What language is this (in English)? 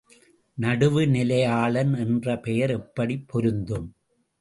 Tamil